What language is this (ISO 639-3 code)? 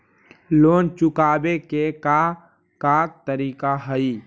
mag